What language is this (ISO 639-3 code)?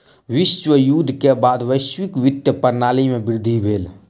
mai